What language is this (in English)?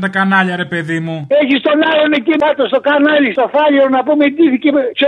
Greek